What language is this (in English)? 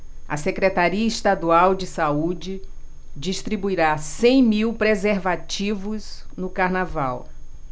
Portuguese